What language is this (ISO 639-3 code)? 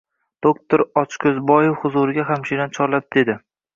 uzb